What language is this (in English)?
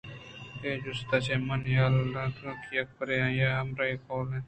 Eastern Balochi